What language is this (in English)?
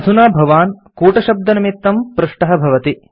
Sanskrit